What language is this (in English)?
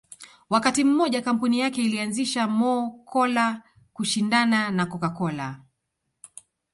Swahili